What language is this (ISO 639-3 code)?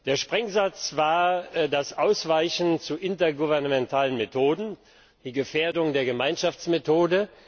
deu